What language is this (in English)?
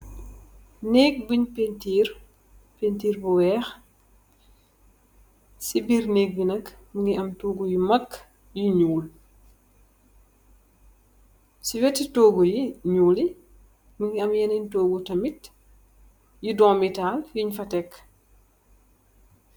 Wolof